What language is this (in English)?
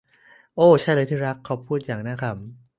Thai